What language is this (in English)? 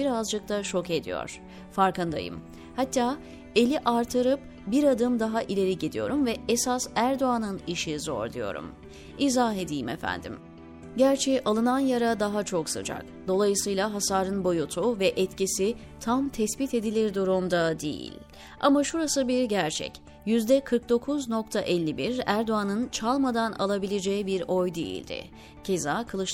Turkish